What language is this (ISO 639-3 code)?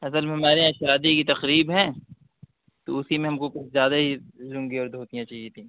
urd